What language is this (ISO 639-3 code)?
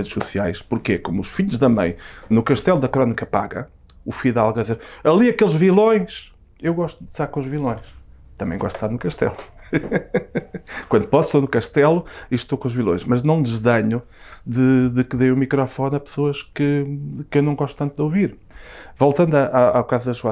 por